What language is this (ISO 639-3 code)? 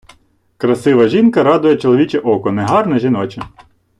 ukr